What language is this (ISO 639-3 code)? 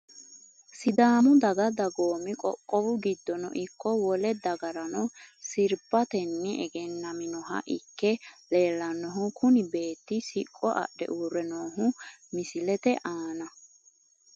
sid